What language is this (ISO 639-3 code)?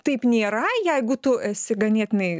lit